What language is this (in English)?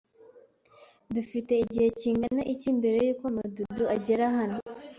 Kinyarwanda